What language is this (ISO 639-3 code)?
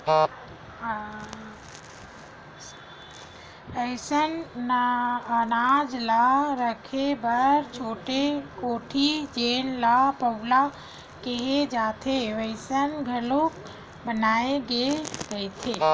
hne